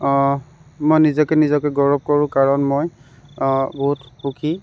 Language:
Assamese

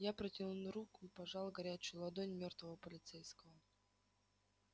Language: Russian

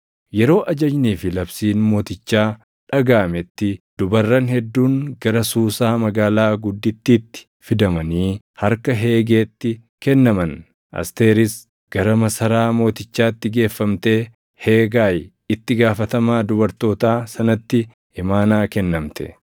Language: Oromo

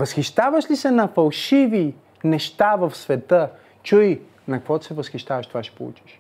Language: Bulgarian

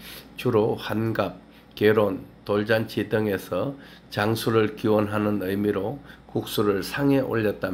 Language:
Korean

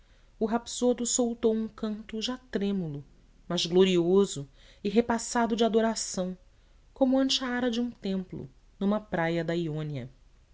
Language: Portuguese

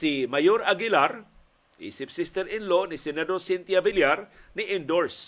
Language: Filipino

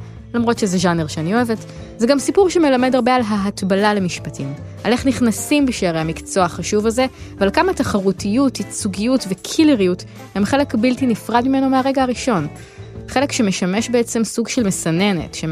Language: Hebrew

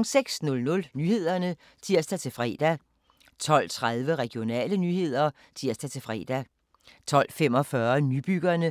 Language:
Danish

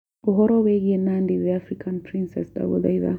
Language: Kikuyu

